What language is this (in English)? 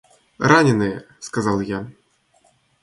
Russian